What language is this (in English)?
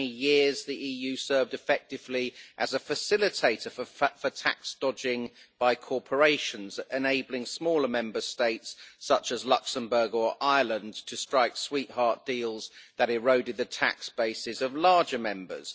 English